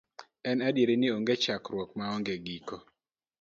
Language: Luo (Kenya and Tanzania)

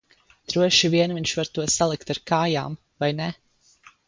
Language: Latvian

